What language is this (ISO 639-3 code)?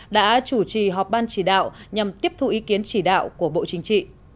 vie